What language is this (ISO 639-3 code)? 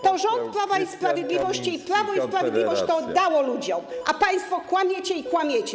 pol